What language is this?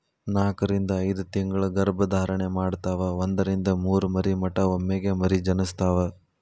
Kannada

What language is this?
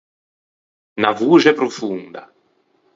Ligurian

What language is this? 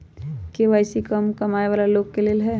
Magahi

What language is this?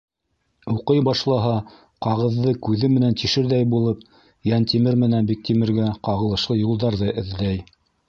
Bashkir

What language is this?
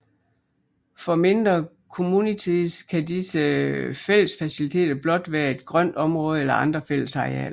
Danish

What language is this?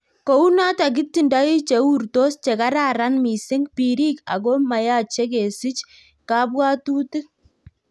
Kalenjin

